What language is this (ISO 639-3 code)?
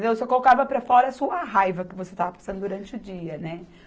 por